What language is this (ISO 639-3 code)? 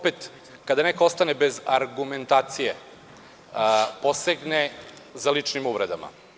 srp